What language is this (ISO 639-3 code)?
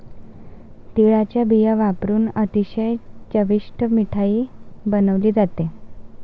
mar